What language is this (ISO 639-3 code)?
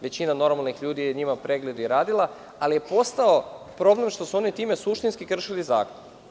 srp